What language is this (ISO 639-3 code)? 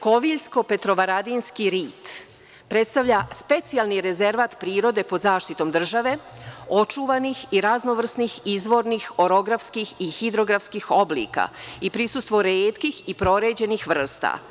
srp